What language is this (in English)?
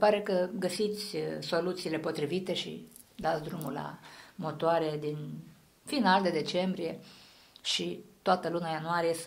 Romanian